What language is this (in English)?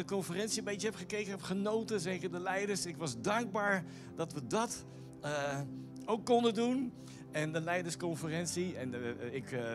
Dutch